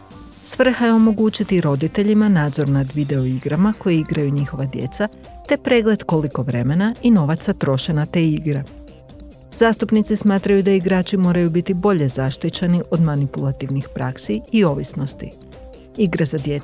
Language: Croatian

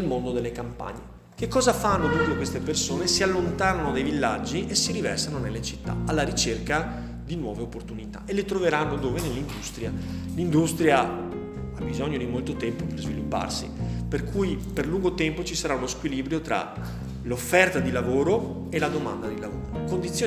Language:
Italian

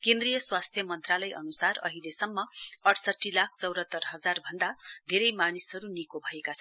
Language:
Nepali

